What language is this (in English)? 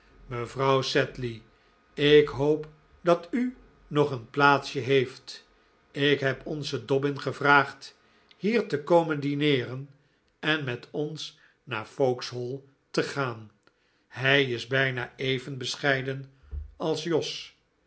Dutch